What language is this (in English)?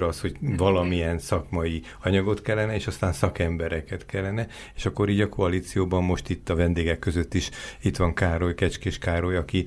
Hungarian